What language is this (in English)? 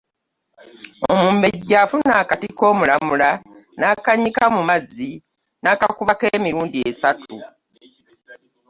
Ganda